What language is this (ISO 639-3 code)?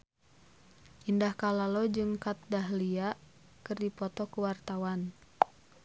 sun